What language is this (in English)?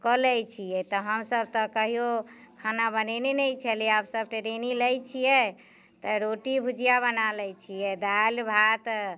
Maithili